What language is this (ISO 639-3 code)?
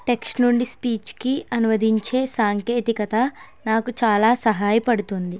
tel